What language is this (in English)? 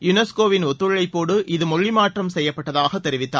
Tamil